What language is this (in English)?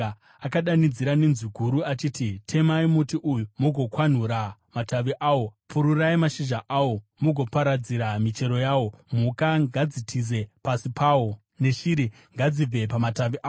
Shona